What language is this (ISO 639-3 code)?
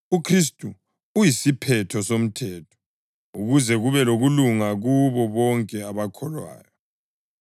nde